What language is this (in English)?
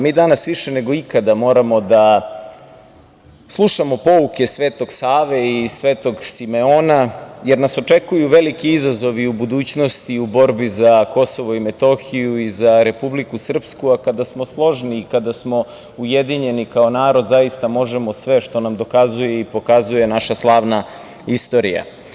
Serbian